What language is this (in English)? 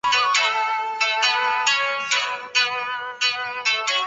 Chinese